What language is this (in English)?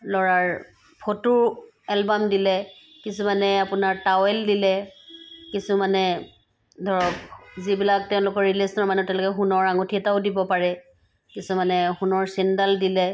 Assamese